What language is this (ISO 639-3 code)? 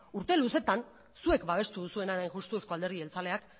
eus